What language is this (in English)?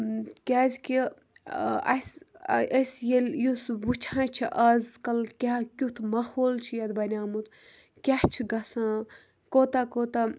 Kashmiri